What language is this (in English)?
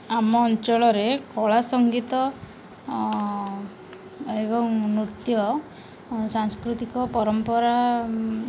Odia